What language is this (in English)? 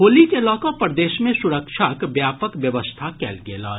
Maithili